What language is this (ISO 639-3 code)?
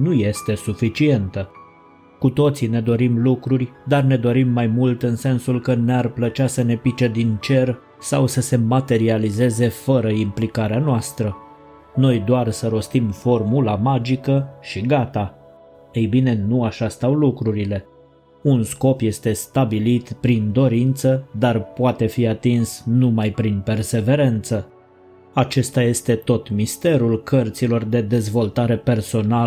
ron